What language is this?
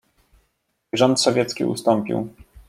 Polish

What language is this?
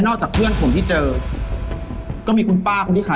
Thai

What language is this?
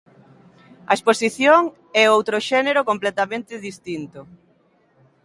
Galician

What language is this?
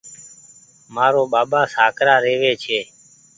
Goaria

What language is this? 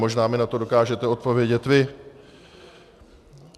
Czech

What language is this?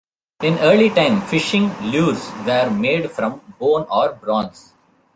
English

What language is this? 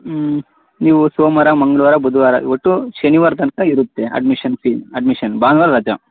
Kannada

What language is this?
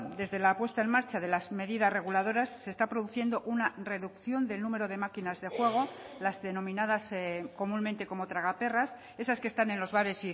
Spanish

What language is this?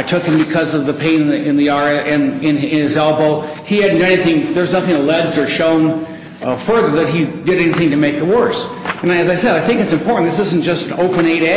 English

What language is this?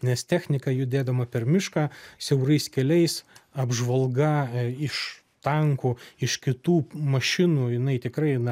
Lithuanian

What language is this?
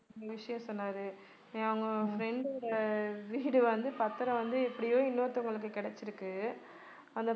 Tamil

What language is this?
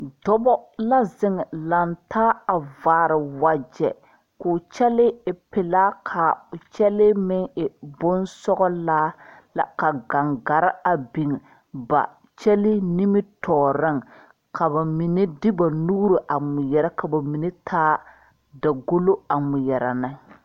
Southern Dagaare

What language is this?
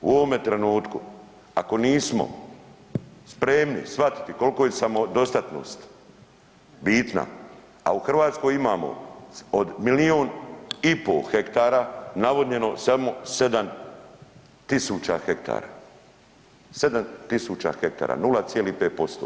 Croatian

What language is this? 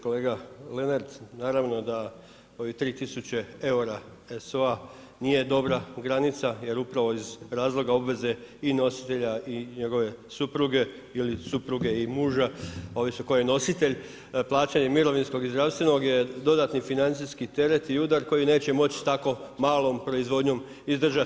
Croatian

